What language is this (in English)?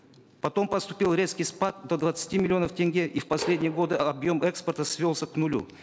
Kazakh